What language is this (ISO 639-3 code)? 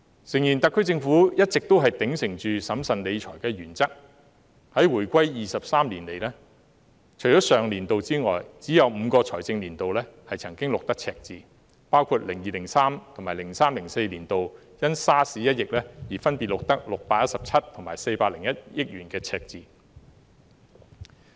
yue